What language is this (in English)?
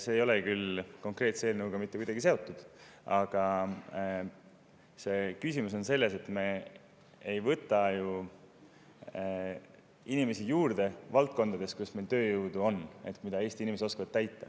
Estonian